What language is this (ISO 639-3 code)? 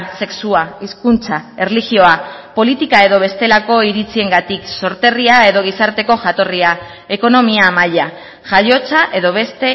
eus